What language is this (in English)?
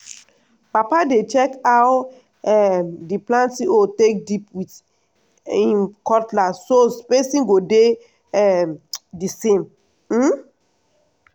Nigerian Pidgin